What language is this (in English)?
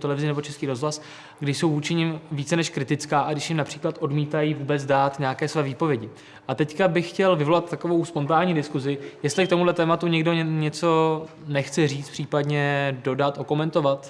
Czech